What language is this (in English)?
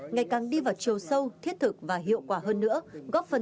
Vietnamese